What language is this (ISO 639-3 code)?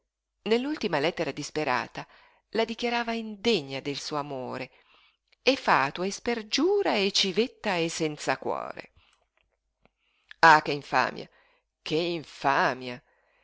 ita